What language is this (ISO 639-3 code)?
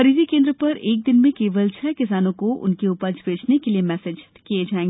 hin